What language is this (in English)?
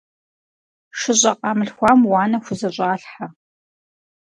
Kabardian